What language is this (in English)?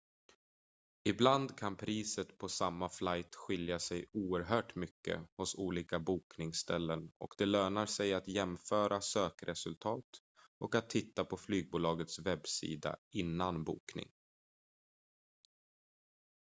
Swedish